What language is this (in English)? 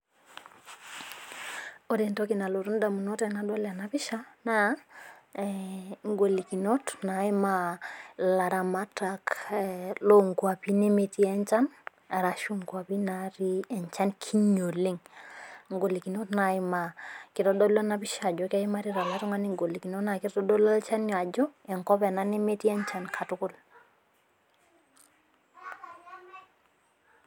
Masai